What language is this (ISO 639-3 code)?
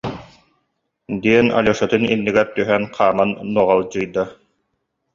sah